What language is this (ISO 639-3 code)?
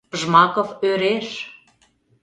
chm